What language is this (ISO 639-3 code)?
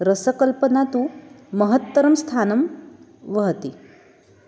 san